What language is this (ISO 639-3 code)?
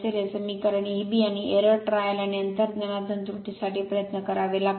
mar